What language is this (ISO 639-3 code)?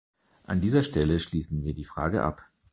deu